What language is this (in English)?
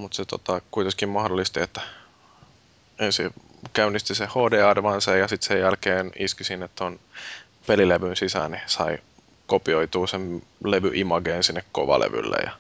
Finnish